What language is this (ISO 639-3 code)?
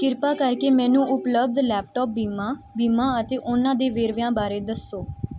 pan